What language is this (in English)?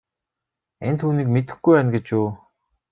Mongolian